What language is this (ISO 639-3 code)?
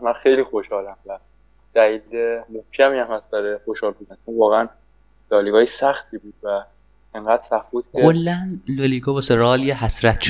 fas